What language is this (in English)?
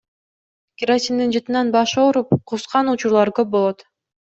Kyrgyz